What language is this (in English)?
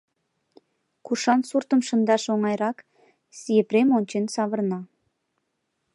Mari